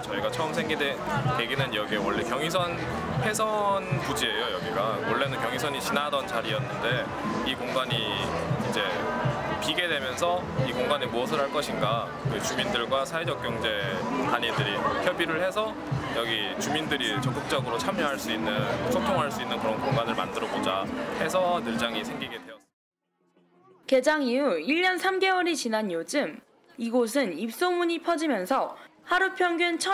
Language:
Korean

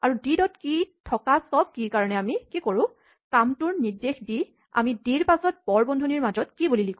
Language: Assamese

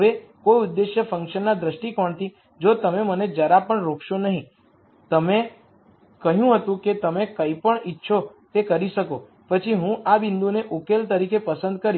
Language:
Gujarati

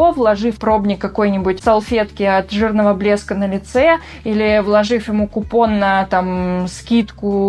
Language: Russian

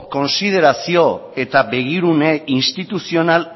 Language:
Basque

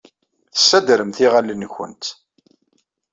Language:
Kabyle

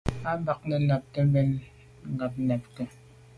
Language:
Medumba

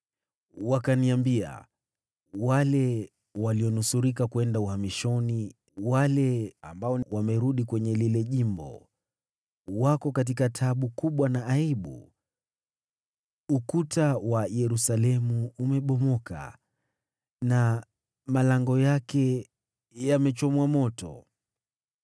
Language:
Swahili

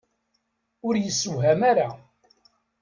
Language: Kabyle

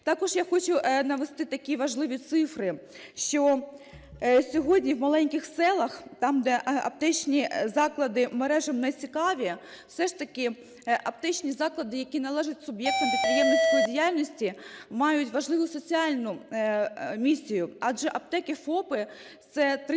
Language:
Ukrainian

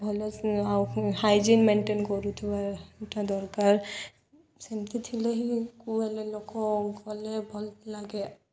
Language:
Odia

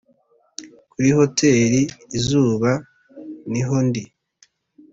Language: Kinyarwanda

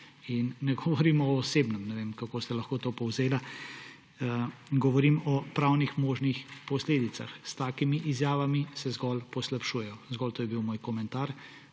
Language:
Slovenian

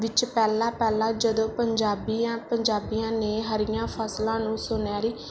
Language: Punjabi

